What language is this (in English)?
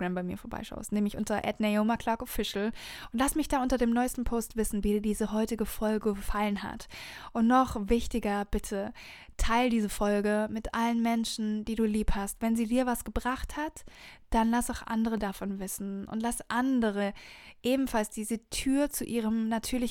German